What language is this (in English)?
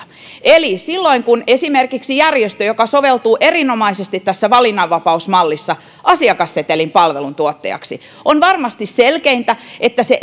Finnish